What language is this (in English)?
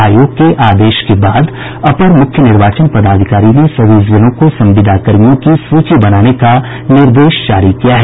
Hindi